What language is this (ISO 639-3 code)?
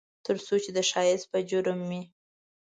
pus